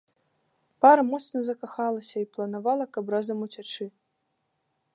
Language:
Belarusian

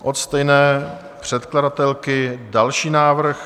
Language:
Czech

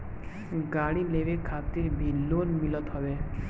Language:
Bhojpuri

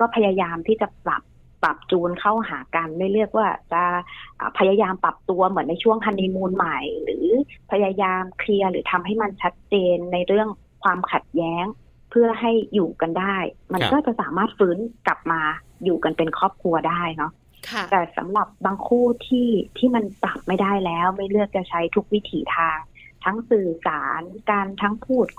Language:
Thai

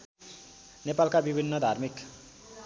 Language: Nepali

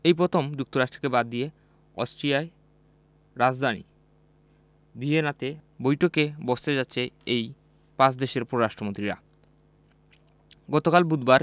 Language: Bangla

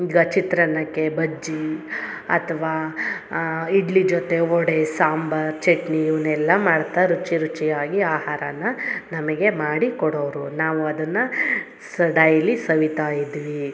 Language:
Kannada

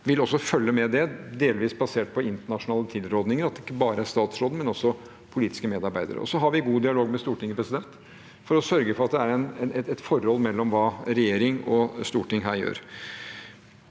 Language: Norwegian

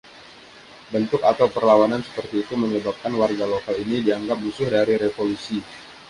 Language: Indonesian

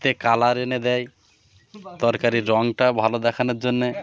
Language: Bangla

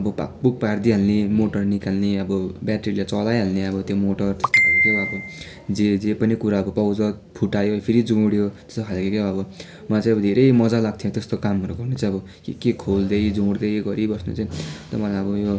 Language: Nepali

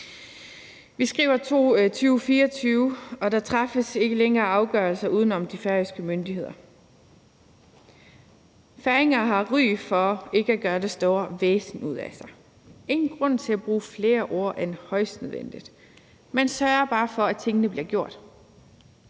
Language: Danish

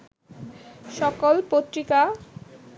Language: Bangla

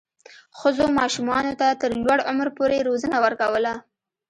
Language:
Pashto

